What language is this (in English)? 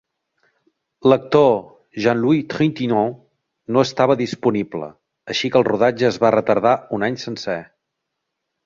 Catalan